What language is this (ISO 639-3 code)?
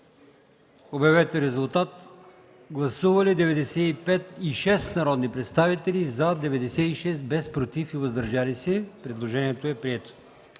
bul